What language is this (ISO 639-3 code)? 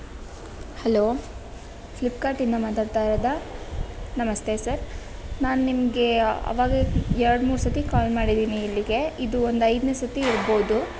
kan